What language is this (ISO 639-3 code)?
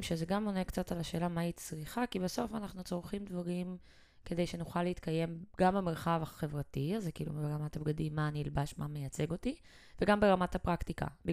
heb